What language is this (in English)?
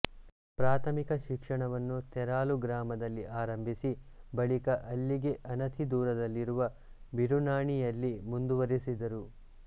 Kannada